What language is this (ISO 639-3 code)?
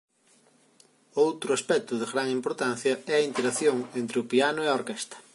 glg